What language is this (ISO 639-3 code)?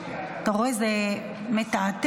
heb